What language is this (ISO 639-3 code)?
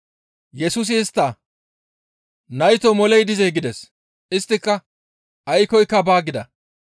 gmv